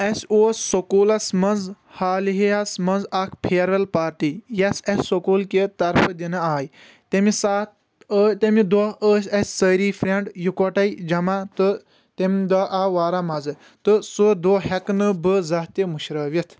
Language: Kashmiri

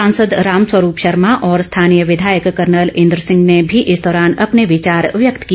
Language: Hindi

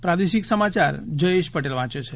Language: Gujarati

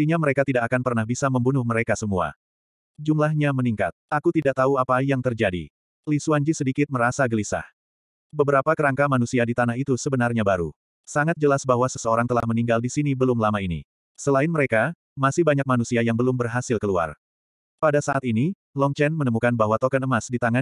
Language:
Indonesian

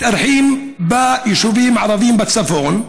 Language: Hebrew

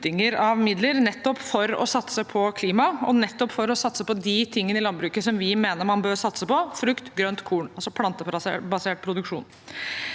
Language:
Norwegian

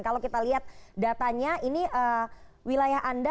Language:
Indonesian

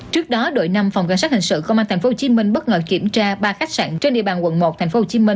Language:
Vietnamese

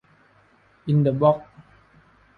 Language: Thai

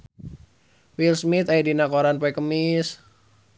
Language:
Sundanese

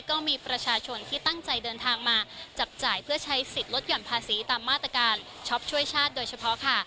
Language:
Thai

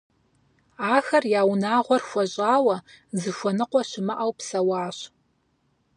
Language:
Kabardian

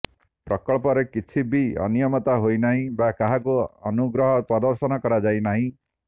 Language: Odia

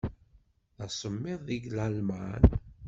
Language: Kabyle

